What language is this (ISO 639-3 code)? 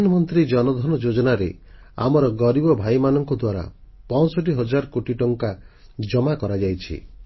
ori